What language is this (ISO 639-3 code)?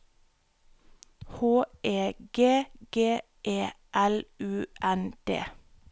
nor